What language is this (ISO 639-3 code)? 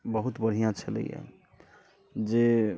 mai